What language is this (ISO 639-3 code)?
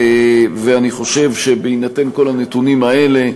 heb